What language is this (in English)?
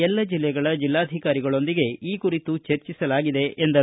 Kannada